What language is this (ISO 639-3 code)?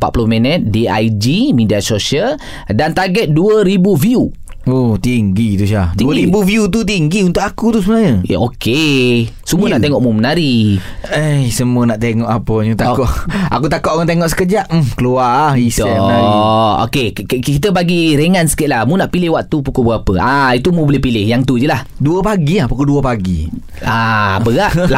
msa